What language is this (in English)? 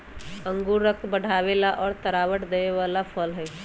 Magahi